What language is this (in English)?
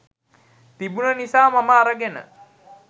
Sinhala